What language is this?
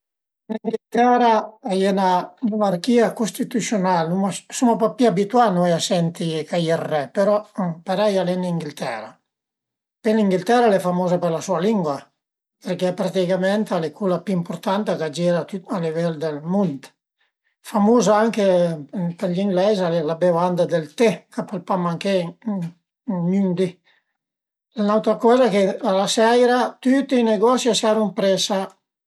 Piedmontese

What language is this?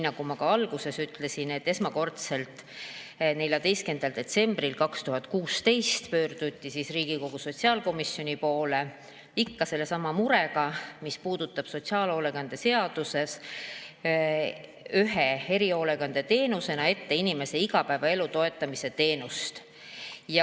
Estonian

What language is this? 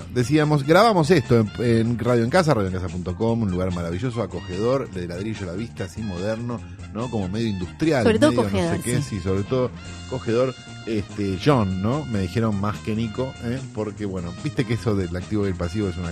Spanish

